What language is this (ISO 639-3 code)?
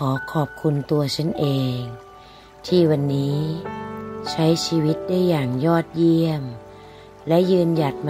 tha